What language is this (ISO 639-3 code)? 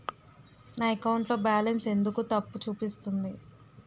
tel